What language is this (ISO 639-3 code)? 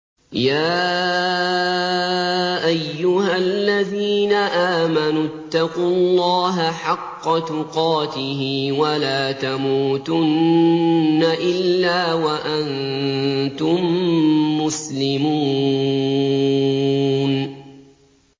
ara